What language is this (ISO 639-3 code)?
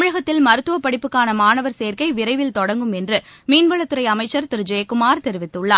tam